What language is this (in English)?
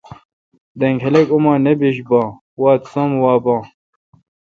Kalkoti